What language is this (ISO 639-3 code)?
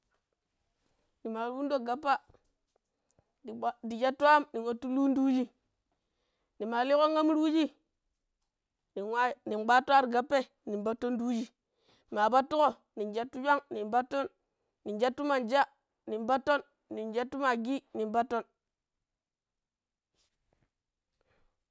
pip